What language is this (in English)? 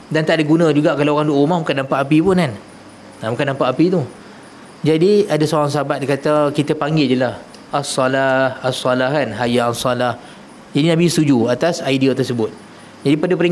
Malay